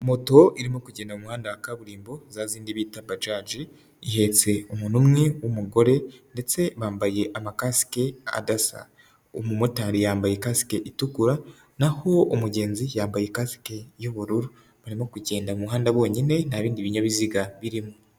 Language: Kinyarwanda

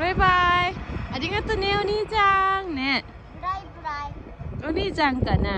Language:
Thai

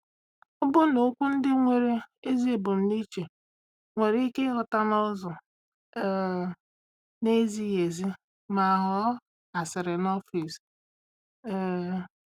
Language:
Igbo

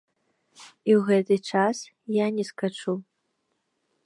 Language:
Belarusian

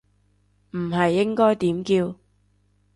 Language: Cantonese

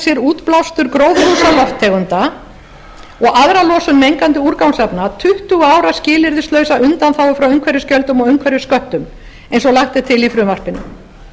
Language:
Icelandic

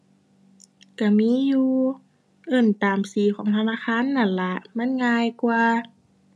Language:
Thai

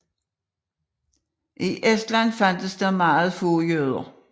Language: Danish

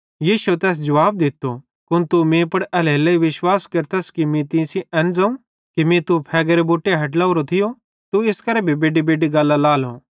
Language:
Bhadrawahi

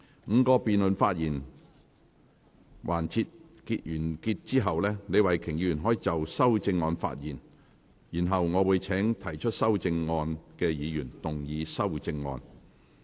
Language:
Cantonese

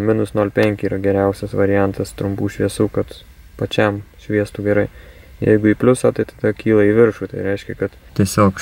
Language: Lithuanian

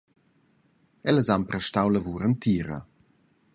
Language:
Romansh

